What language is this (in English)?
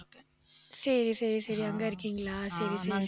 Tamil